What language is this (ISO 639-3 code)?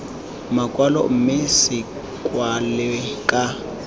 tsn